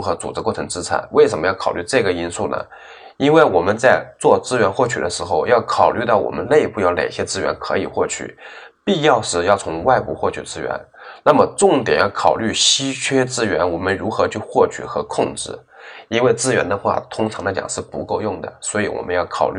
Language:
Chinese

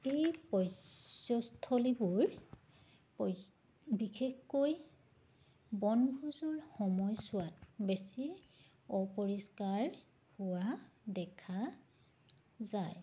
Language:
Assamese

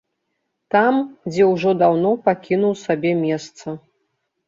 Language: Belarusian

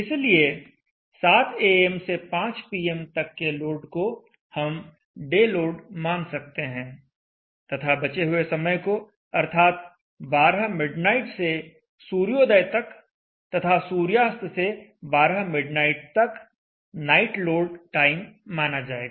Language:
Hindi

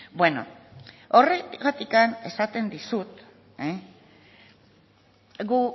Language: Basque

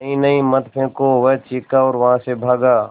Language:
Hindi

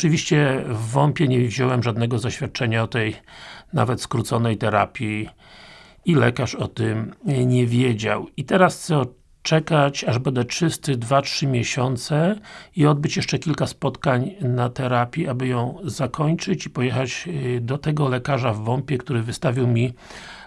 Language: Polish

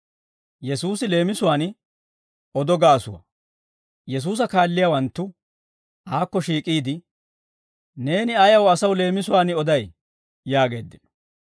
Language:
Dawro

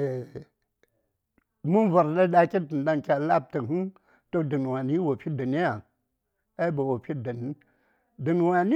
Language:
Saya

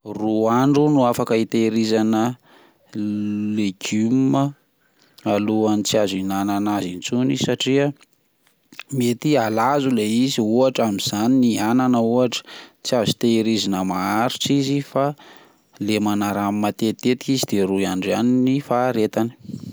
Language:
Malagasy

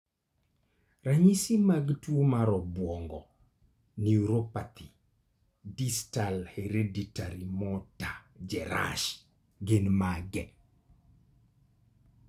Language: Luo (Kenya and Tanzania)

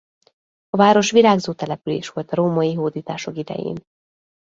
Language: Hungarian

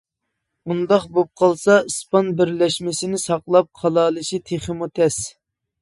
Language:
Uyghur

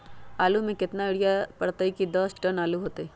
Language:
Magahi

